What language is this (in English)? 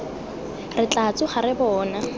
Tswana